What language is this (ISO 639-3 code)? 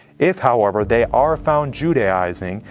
eng